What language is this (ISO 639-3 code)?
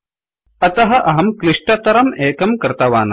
san